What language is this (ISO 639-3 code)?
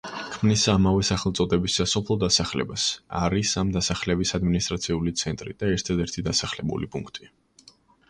kat